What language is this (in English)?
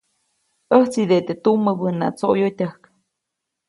Copainalá Zoque